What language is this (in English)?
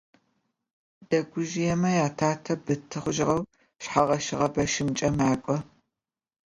Adyghe